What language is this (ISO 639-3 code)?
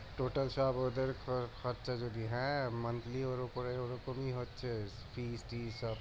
ben